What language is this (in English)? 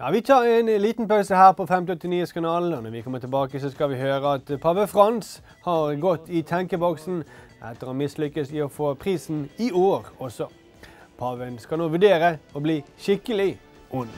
Norwegian